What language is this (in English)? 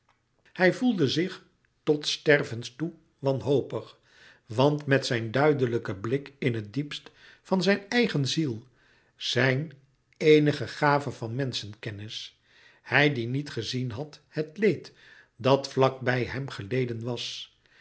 Dutch